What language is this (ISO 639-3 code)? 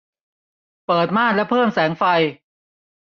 tha